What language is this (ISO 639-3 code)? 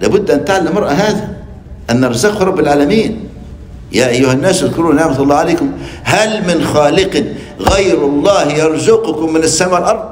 ara